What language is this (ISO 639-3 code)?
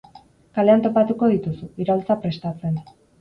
eus